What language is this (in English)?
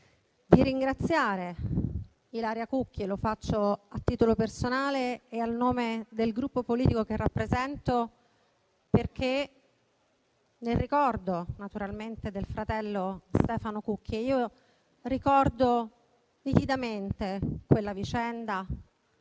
Italian